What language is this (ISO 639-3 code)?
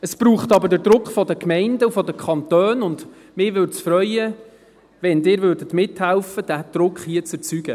gsw